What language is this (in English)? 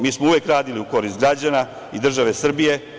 Serbian